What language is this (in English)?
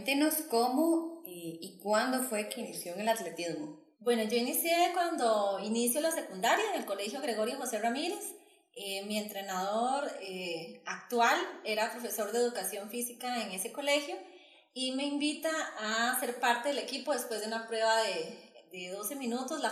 Spanish